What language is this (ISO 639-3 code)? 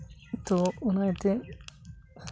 sat